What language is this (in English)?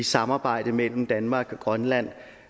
Danish